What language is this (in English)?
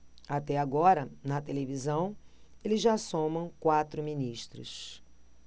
Portuguese